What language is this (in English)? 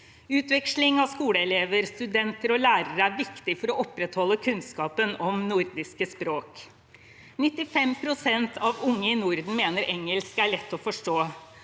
Norwegian